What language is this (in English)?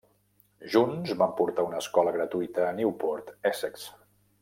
Catalan